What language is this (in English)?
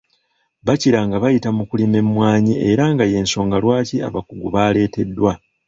Ganda